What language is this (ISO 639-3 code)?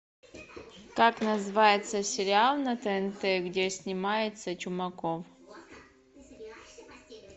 rus